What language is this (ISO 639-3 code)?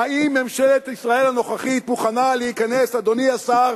heb